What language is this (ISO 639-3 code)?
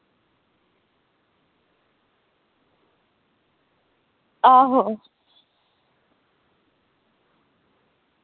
doi